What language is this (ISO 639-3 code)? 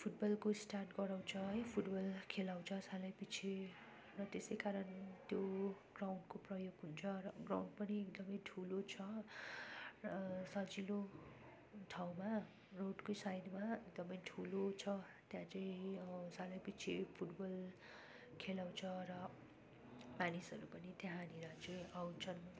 nep